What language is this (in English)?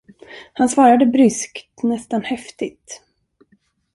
Swedish